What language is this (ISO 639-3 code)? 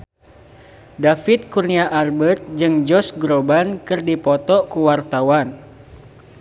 sun